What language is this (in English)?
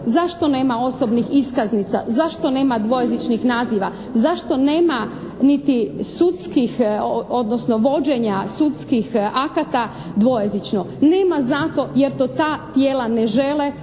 Croatian